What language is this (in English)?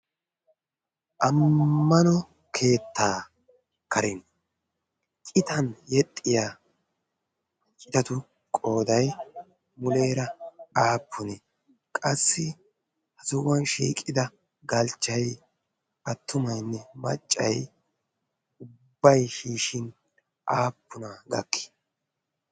Wolaytta